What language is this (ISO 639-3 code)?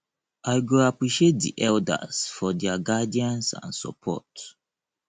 pcm